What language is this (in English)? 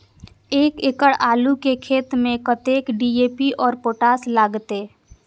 Maithili